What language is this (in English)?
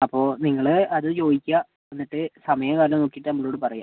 Malayalam